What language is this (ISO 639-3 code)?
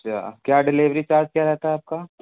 urd